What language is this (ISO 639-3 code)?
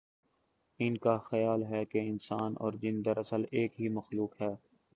urd